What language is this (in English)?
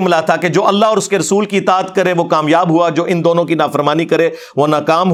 Urdu